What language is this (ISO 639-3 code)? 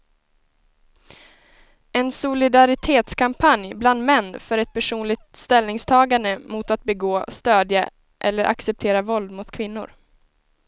swe